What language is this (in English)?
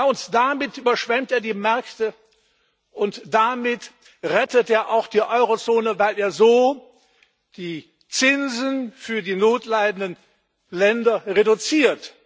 German